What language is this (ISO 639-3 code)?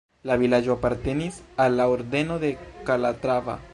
epo